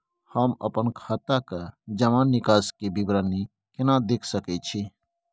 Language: Maithili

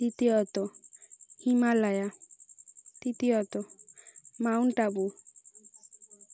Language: Bangla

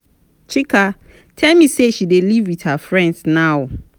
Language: Nigerian Pidgin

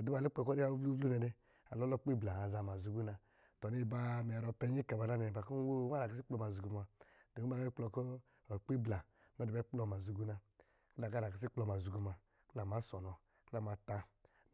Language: Lijili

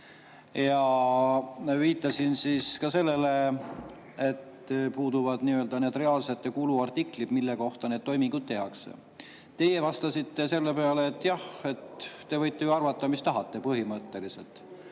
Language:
Estonian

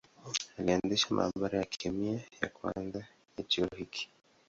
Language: Swahili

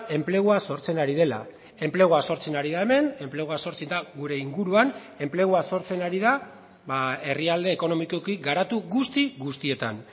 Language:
Basque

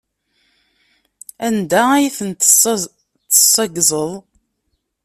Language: Kabyle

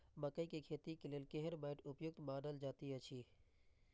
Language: Maithili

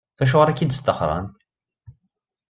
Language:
Kabyle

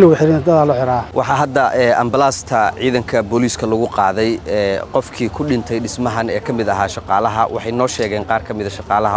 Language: Arabic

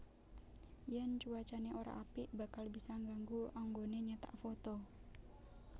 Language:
Javanese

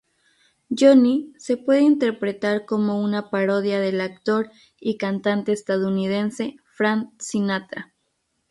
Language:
Spanish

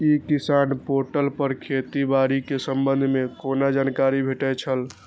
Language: Maithili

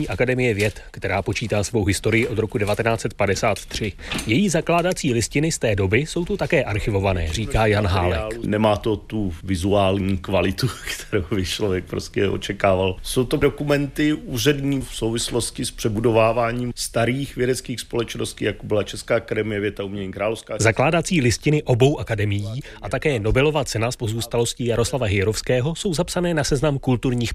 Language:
Czech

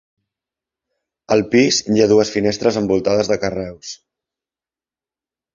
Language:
Catalan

